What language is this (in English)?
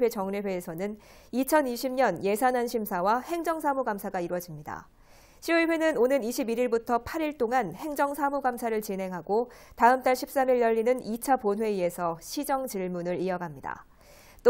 Korean